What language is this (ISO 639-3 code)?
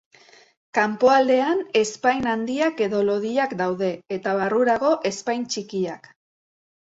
eus